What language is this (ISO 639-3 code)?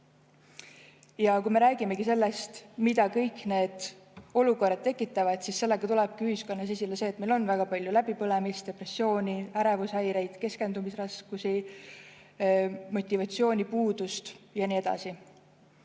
est